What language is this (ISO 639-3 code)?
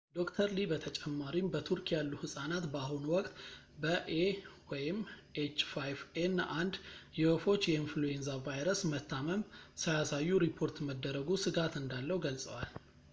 amh